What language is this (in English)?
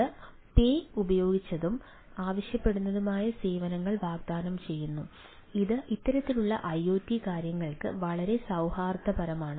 Malayalam